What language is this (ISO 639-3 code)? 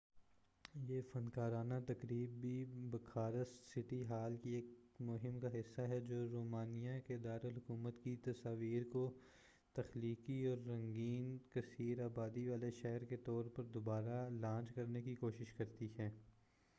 urd